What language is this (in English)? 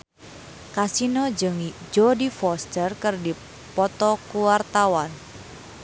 Sundanese